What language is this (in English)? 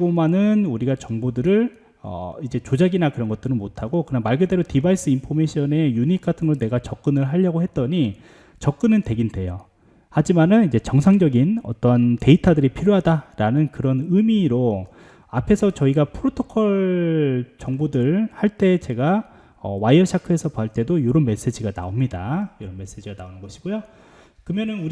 Korean